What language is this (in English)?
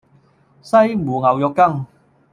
Cantonese